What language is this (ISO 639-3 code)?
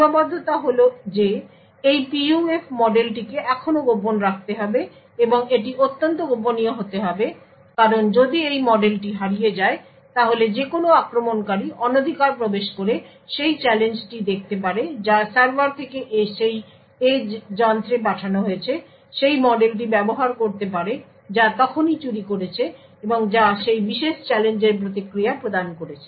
ben